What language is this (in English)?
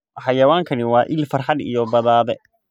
Somali